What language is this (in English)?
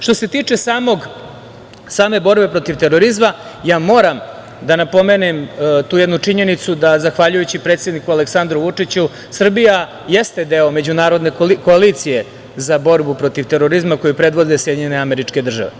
Serbian